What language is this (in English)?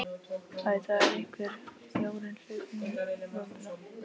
Icelandic